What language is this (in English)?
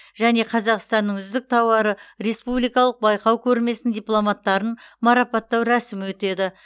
Kazakh